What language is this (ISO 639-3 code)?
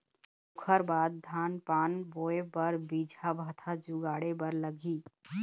hne